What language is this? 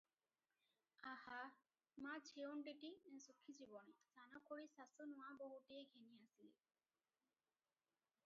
Odia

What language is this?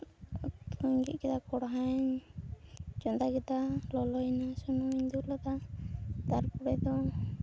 Santali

